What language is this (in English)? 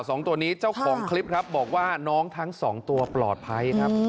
Thai